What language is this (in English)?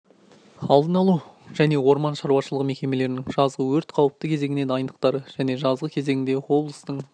Kazakh